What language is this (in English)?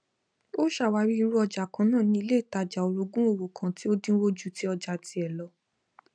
Yoruba